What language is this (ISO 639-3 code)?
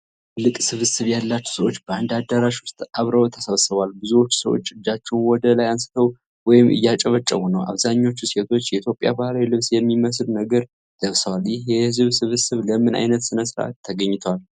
amh